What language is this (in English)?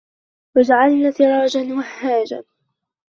Arabic